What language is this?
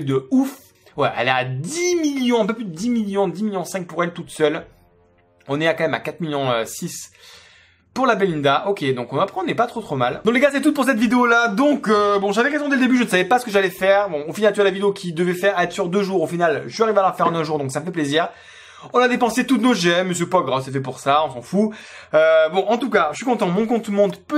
French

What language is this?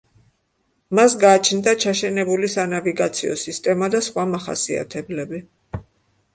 Georgian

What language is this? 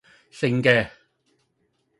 Cantonese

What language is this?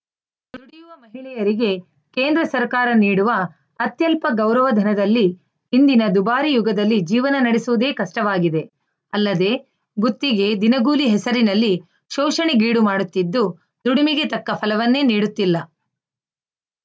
Kannada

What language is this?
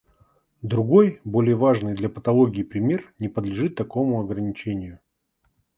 Russian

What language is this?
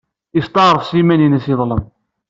Kabyle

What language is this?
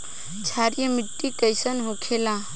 Bhojpuri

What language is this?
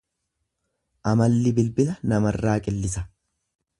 Oromo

